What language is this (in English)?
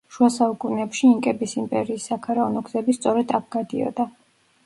Georgian